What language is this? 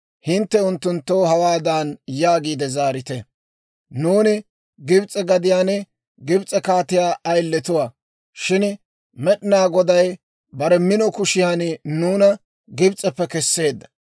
Dawro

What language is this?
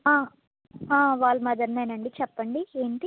Telugu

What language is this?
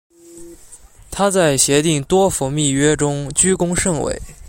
Chinese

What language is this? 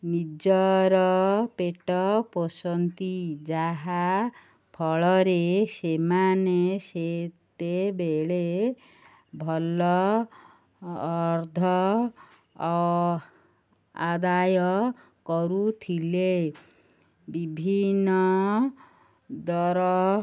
Odia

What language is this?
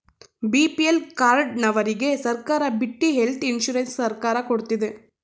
Kannada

